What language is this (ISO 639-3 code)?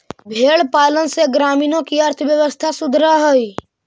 mag